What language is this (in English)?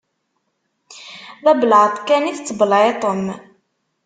Kabyle